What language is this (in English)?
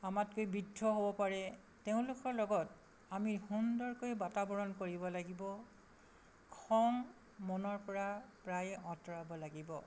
Assamese